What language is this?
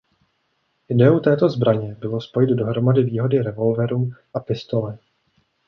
Czech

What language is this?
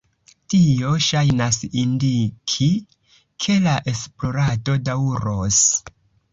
Esperanto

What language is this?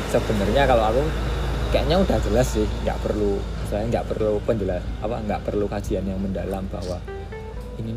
Indonesian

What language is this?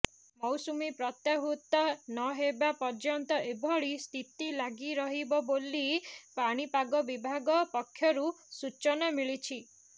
Odia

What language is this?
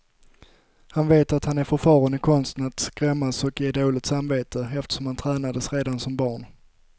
Swedish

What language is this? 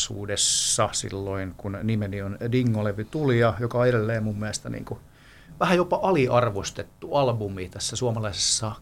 Finnish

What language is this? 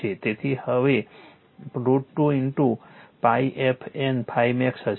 Gujarati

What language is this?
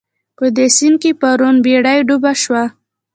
Pashto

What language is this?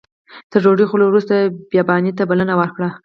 Pashto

